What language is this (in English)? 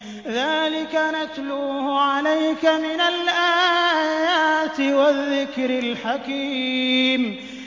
Arabic